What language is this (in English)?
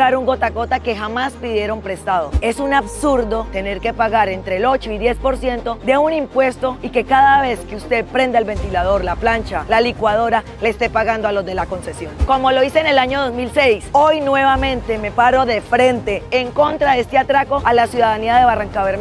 Spanish